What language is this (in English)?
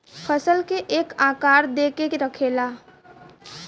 Bhojpuri